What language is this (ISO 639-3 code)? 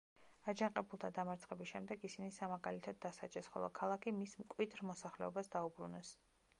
kat